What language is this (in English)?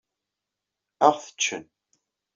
Kabyle